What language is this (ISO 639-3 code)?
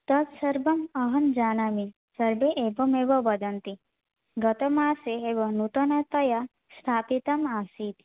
san